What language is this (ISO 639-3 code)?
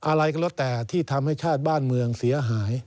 tha